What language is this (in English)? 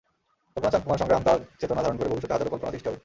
Bangla